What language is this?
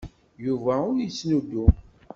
Kabyle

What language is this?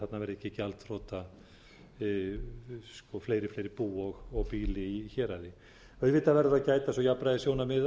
Icelandic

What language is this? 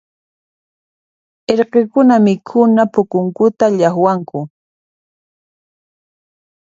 Puno Quechua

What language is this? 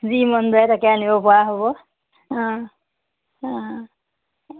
Assamese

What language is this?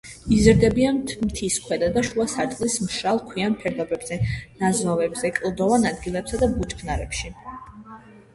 Georgian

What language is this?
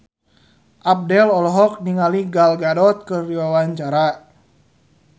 Sundanese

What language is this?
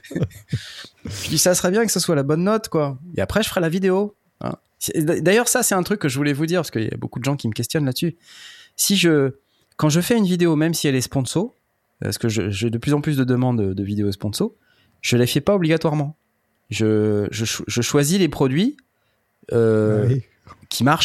French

